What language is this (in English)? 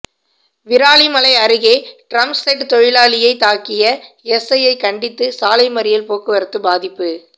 Tamil